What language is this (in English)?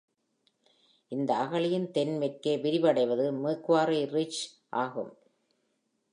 Tamil